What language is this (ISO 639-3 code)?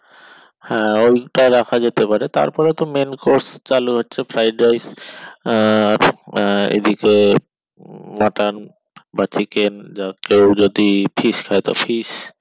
ben